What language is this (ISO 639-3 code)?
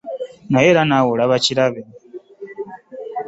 lug